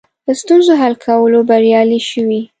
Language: Pashto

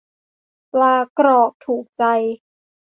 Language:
Thai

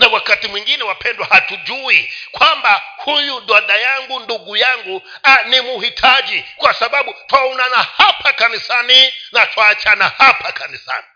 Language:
Swahili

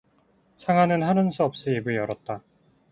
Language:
Korean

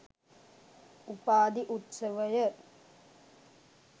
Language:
Sinhala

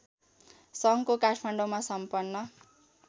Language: Nepali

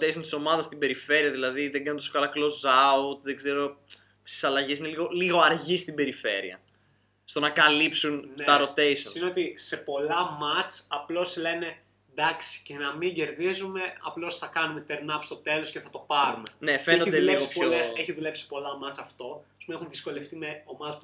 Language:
Greek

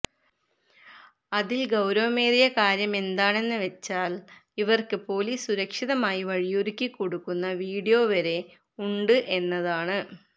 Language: Malayalam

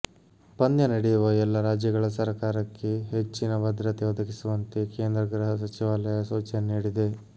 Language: Kannada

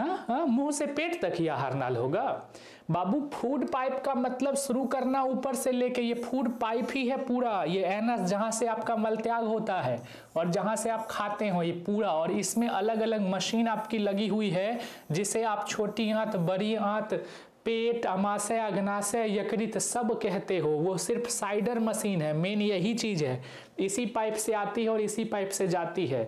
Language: Hindi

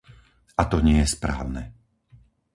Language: Slovak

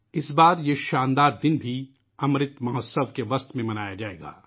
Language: Urdu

